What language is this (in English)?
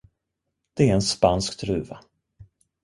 Swedish